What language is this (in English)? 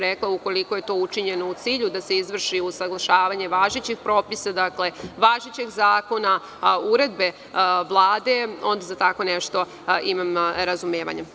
Serbian